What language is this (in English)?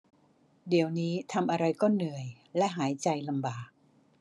Thai